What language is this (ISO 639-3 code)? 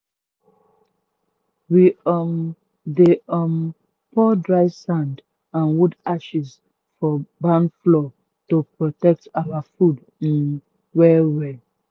pcm